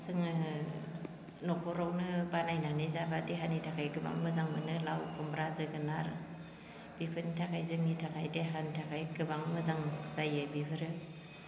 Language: Bodo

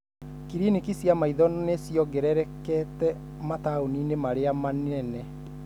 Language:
Kikuyu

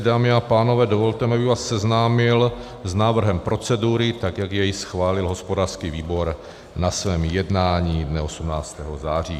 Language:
Czech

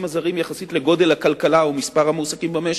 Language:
Hebrew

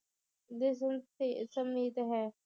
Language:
Punjabi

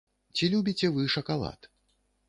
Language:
Belarusian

